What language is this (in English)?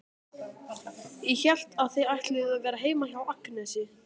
Icelandic